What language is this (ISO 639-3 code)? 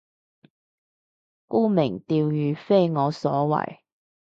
yue